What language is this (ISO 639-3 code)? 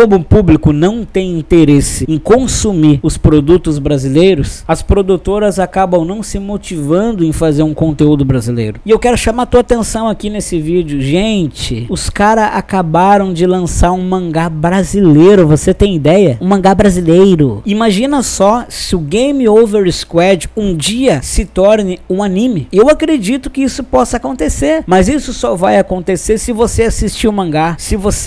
por